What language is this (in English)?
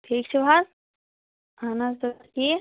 Kashmiri